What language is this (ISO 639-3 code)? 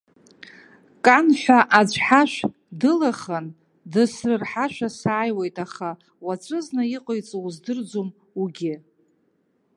abk